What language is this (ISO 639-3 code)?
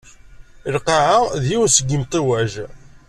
kab